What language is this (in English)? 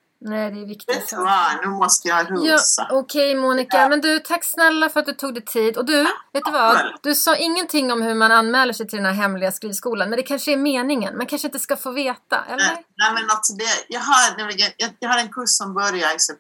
Swedish